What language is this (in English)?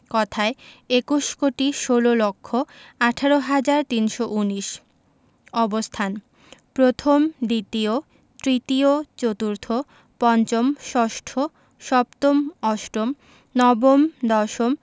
Bangla